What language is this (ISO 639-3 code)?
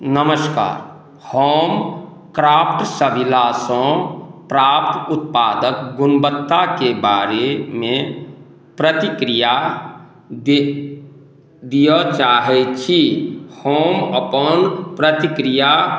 mai